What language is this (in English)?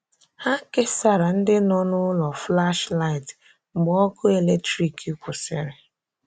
Igbo